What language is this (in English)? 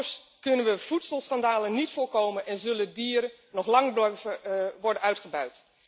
Dutch